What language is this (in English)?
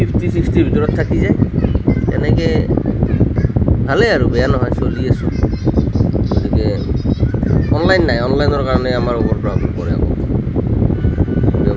Assamese